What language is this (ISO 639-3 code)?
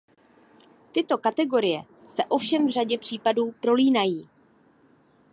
ces